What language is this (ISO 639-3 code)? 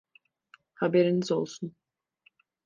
tur